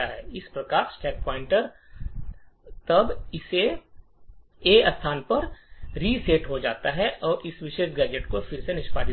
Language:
Hindi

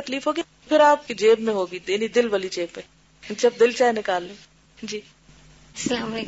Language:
Urdu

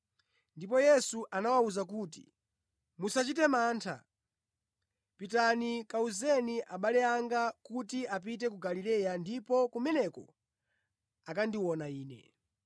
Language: Nyanja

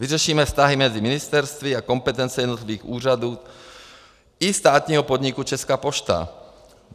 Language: Czech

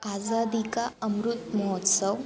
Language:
Sanskrit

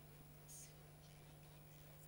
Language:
Hebrew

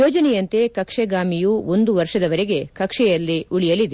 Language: Kannada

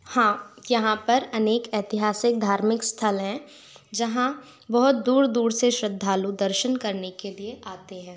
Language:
Hindi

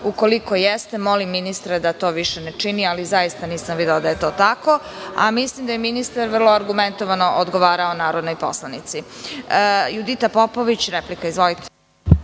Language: Serbian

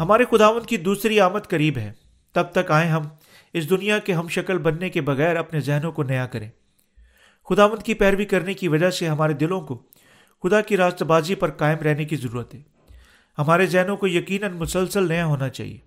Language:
Urdu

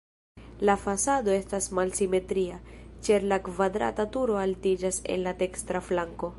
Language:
Esperanto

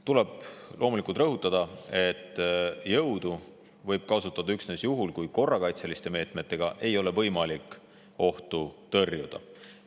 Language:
Estonian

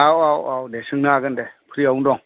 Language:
Bodo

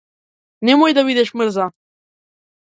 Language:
Macedonian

